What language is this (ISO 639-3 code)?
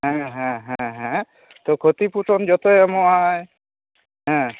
sat